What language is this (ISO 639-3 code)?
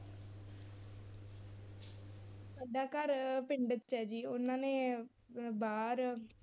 pan